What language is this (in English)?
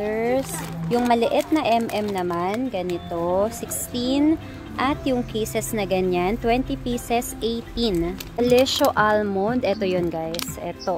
Filipino